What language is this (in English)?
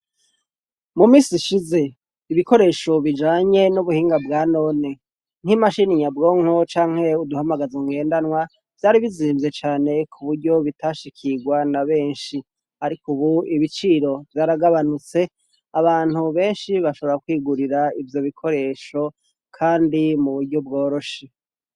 Rundi